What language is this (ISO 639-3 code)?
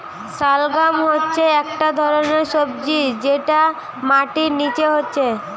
ben